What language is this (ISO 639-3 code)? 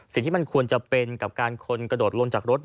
tha